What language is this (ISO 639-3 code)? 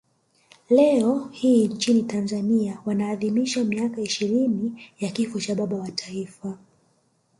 swa